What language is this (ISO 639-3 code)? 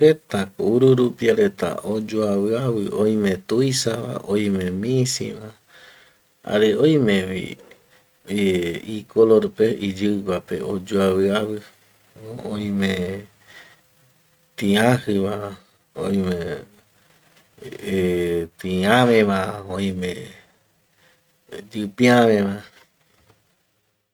gui